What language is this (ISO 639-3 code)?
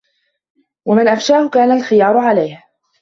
ara